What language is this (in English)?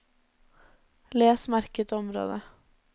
Norwegian